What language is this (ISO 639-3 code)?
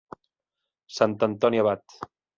cat